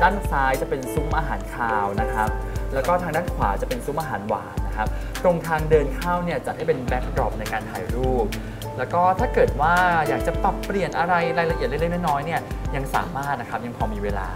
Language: Thai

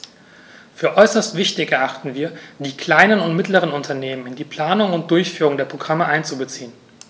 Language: German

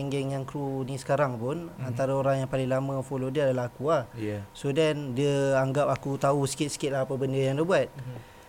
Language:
Malay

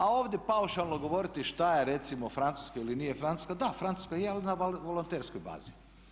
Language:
Croatian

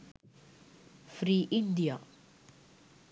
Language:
Sinhala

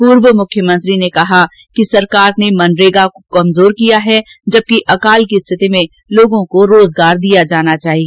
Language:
Hindi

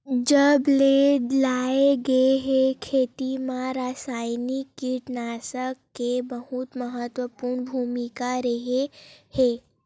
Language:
Chhattisgarhi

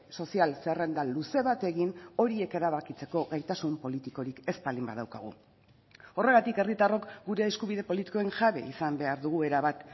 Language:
Basque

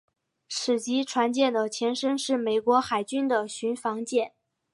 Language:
Chinese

